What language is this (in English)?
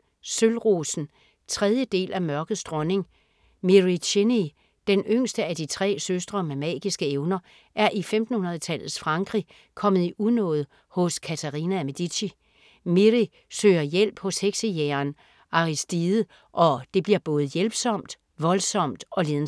Danish